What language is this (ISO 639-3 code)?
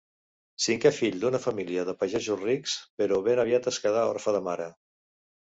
cat